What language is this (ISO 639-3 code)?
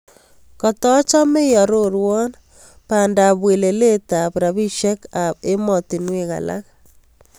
kln